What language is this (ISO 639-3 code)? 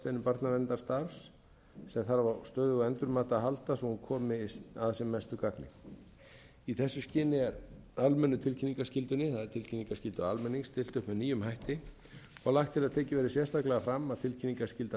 isl